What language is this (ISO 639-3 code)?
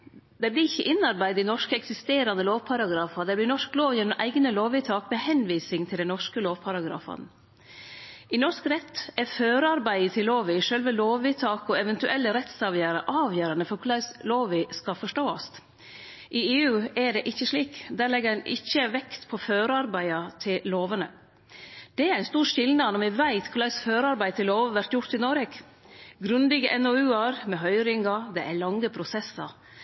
nno